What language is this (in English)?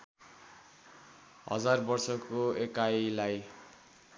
Nepali